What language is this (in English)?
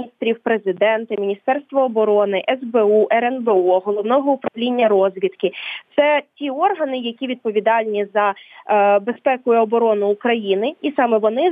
Ukrainian